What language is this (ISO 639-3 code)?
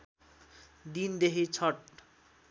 nep